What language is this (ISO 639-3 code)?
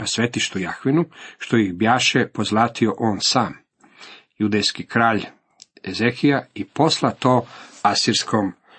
hrv